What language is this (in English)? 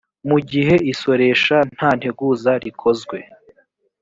Kinyarwanda